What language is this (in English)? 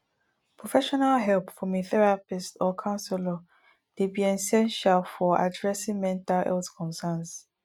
Nigerian Pidgin